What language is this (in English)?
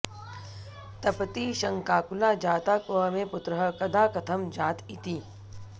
Sanskrit